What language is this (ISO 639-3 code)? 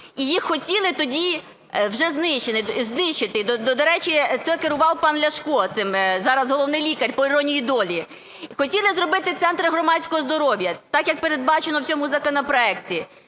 ukr